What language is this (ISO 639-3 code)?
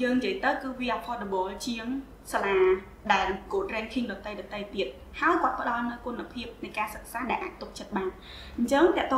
vie